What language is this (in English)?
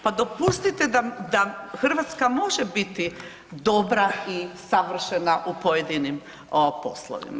Croatian